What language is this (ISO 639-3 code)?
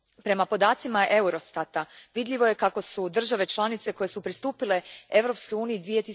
hrv